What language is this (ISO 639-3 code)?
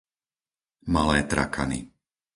slk